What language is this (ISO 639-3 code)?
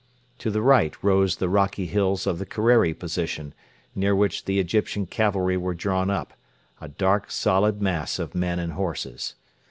eng